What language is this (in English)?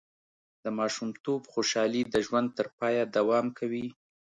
Pashto